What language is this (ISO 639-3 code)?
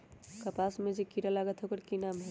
mag